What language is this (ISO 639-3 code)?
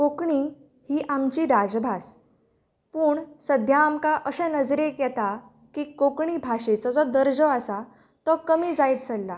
kok